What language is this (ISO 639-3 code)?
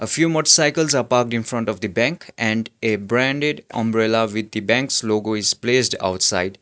eng